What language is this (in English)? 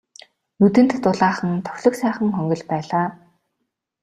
Mongolian